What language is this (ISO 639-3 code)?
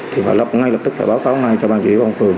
vie